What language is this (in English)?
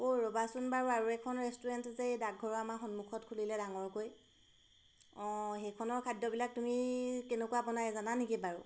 Assamese